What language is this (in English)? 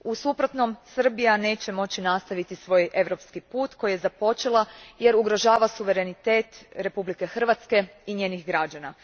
Croatian